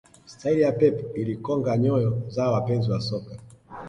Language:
Swahili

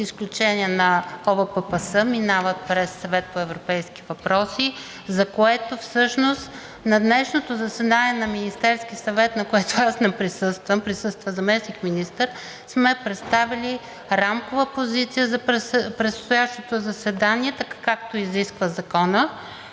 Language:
Bulgarian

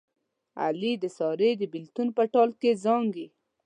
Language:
Pashto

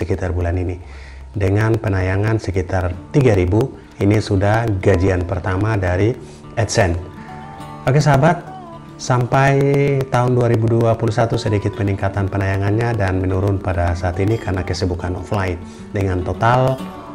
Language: Indonesian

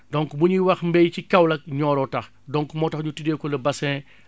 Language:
Wolof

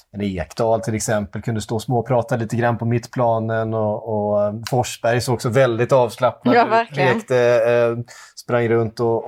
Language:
Swedish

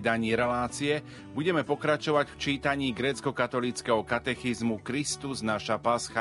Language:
Slovak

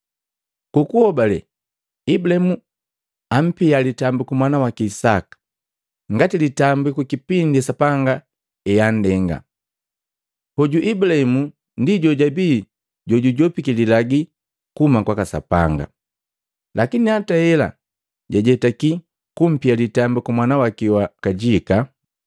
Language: Matengo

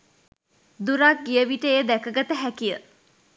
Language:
Sinhala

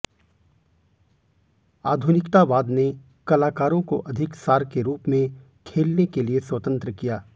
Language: Hindi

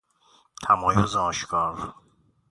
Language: Persian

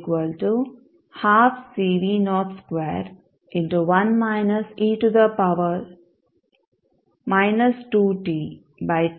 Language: Kannada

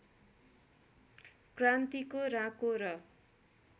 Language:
Nepali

